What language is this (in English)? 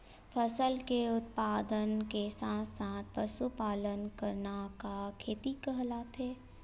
Chhattisgarhi